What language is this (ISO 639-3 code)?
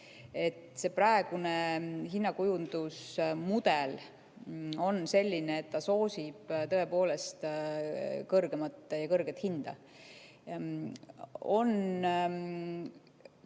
est